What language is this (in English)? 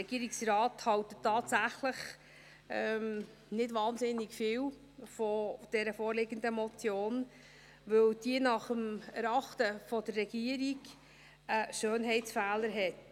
Swiss German